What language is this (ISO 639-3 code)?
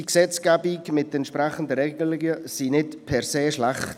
gsw